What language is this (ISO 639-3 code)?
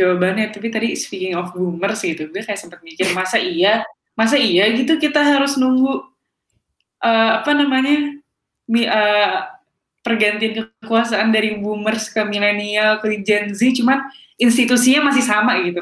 ind